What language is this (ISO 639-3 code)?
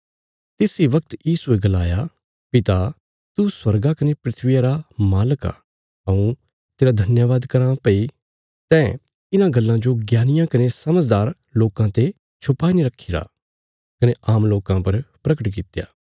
kfs